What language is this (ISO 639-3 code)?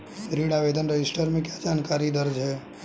hin